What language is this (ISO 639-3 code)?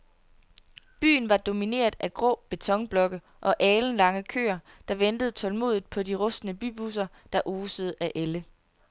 dan